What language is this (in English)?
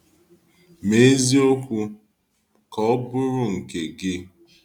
Igbo